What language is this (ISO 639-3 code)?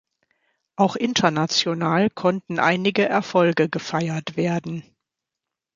deu